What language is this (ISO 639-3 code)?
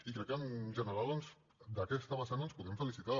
cat